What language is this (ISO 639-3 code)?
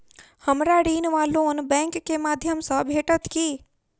mai